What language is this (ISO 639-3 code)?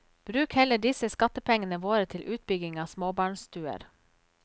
nor